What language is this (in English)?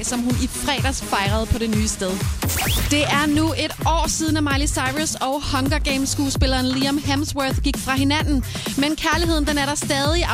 Danish